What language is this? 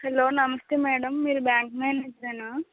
Telugu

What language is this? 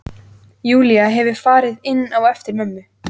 Icelandic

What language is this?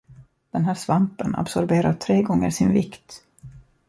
Swedish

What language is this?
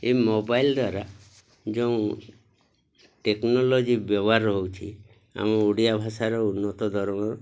Odia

